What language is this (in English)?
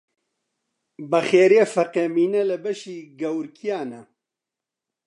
Central Kurdish